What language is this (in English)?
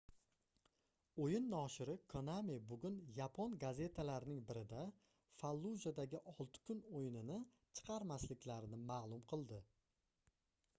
Uzbek